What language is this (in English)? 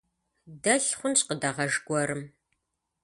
Kabardian